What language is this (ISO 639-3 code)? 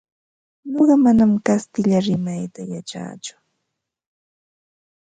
qva